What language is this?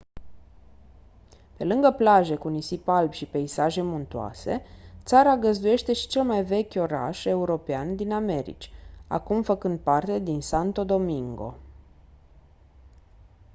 Romanian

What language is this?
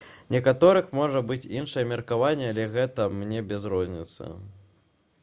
Belarusian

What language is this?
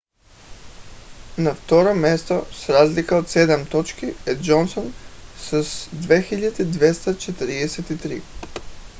Bulgarian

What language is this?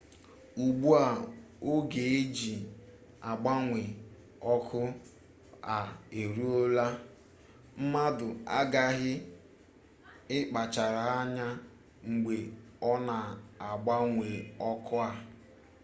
Igbo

